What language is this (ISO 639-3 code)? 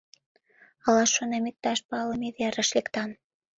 chm